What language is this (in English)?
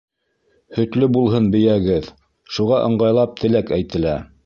Bashkir